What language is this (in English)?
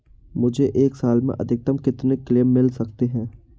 Hindi